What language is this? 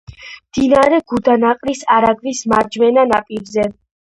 Georgian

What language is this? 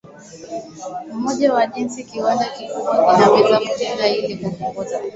Swahili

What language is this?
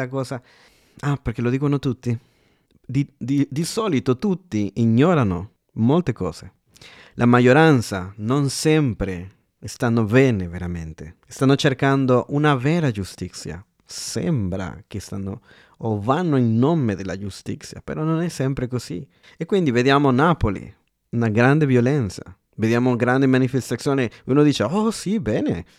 Italian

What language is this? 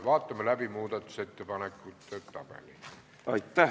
Estonian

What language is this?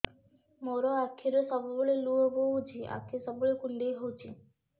Odia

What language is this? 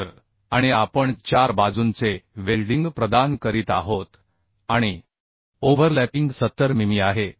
Marathi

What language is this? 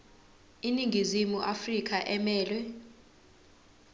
Zulu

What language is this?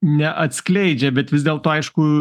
Lithuanian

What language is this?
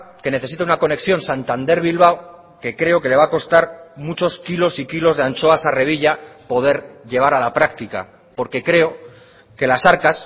Spanish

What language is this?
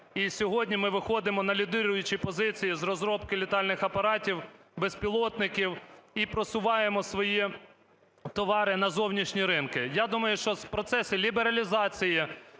Ukrainian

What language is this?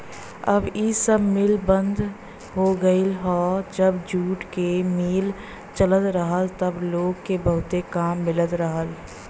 Bhojpuri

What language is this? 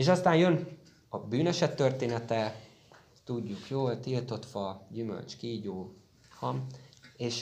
Hungarian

